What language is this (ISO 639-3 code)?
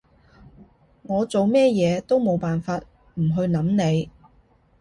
yue